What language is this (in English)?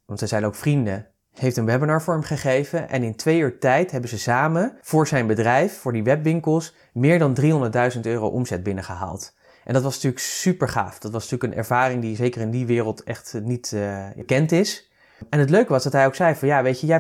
Dutch